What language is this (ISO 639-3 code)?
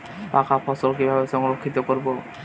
ben